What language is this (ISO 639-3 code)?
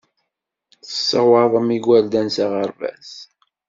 kab